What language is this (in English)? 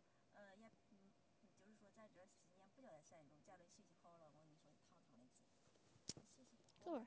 Chinese